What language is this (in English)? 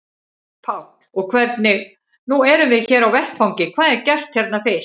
Icelandic